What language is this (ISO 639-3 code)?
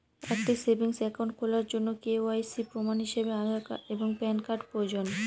ben